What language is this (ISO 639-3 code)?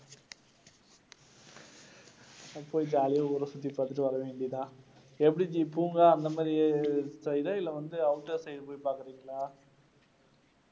tam